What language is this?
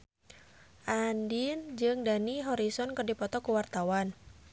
Sundanese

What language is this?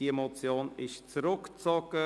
Swiss German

